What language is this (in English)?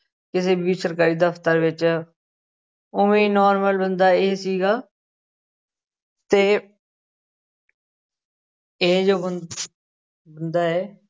Punjabi